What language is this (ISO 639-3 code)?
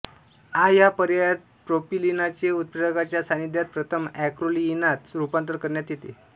mar